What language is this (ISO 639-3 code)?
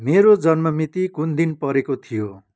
nep